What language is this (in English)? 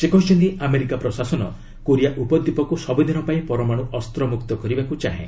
Odia